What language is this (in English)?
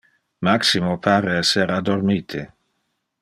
Interlingua